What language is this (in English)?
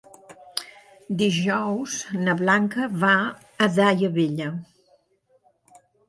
Catalan